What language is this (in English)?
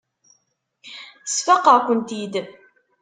Kabyle